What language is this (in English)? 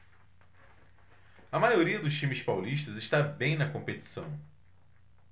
Portuguese